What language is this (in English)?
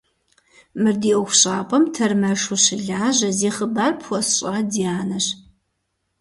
Kabardian